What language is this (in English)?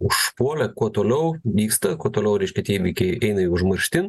Lithuanian